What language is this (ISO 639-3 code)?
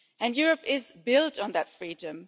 eng